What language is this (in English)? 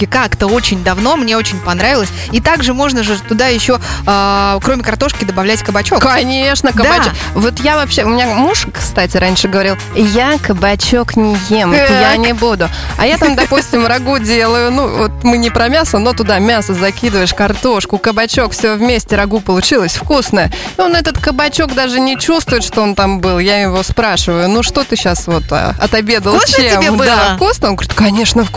Russian